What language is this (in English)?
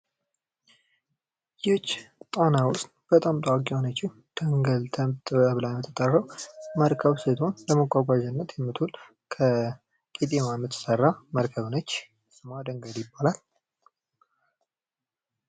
Amharic